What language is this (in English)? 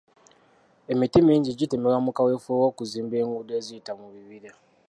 Ganda